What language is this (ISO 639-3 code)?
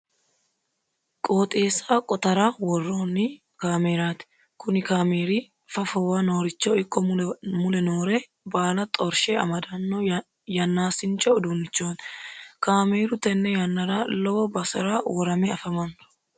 sid